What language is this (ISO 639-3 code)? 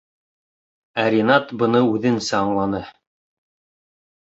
bak